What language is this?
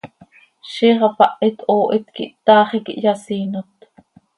Seri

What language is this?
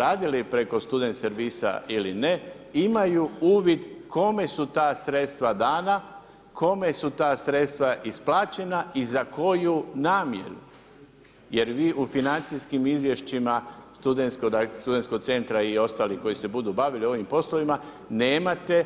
Croatian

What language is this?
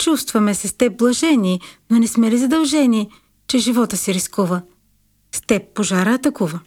Bulgarian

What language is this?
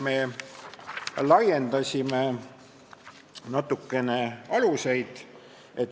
Estonian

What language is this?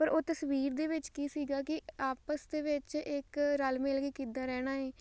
Punjabi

